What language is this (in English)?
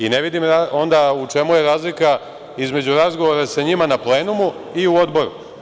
Serbian